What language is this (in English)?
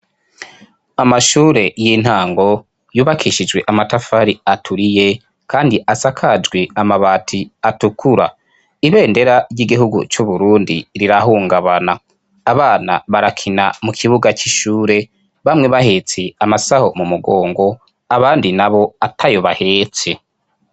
Rundi